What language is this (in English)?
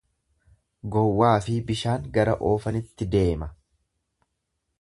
Oromo